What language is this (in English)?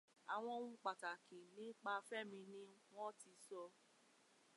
Yoruba